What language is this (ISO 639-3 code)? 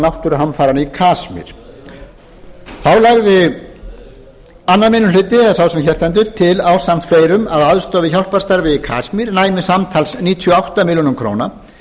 isl